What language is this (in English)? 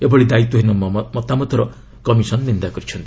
Odia